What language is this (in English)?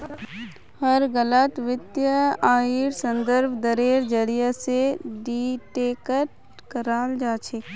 Magahi